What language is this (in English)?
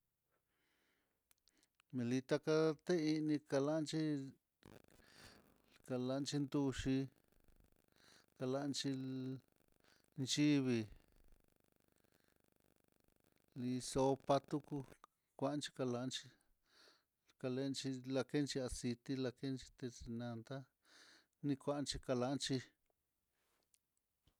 Mitlatongo Mixtec